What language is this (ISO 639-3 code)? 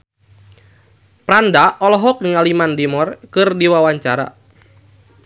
sun